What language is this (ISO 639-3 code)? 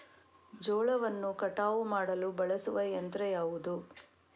kan